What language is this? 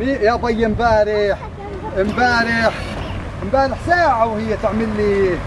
Arabic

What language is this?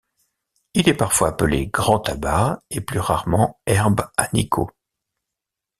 French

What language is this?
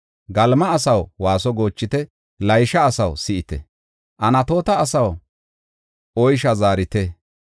Gofa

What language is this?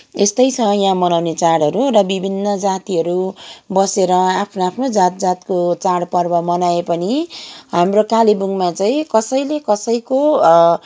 Nepali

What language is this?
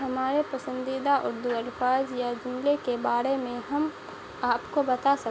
Urdu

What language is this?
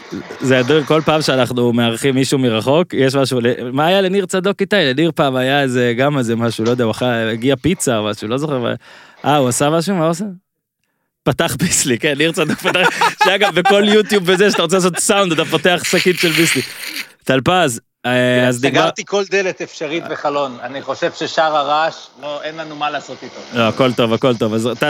Hebrew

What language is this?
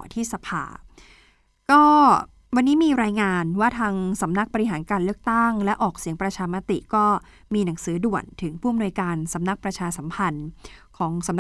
Thai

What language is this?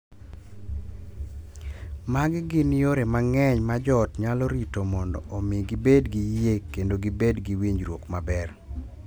Luo (Kenya and Tanzania)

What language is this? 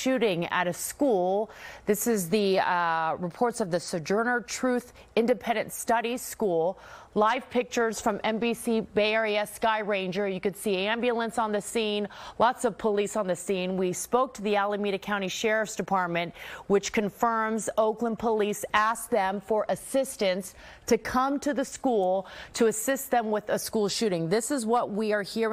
English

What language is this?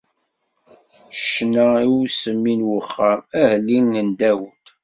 Kabyle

